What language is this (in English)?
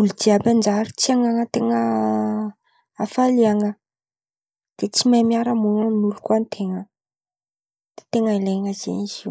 Antankarana Malagasy